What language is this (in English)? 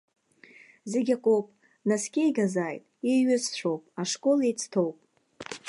Abkhazian